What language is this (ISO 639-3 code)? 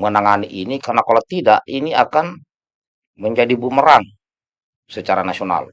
ind